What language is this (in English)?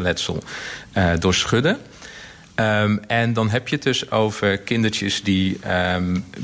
Dutch